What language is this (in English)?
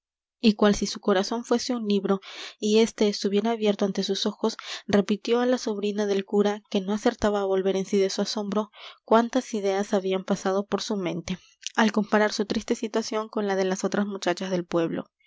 Spanish